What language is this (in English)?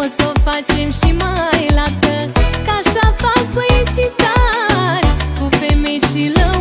Romanian